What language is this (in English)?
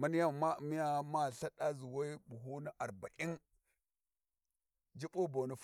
Warji